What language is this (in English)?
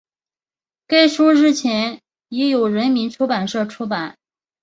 Chinese